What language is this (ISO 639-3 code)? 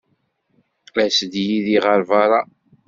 kab